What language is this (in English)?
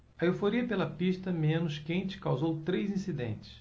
Portuguese